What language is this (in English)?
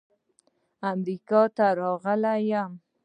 Pashto